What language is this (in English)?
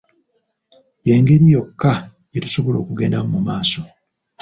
Ganda